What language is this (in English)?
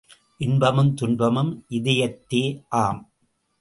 Tamil